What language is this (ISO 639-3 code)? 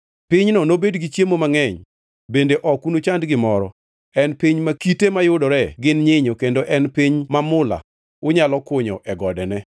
luo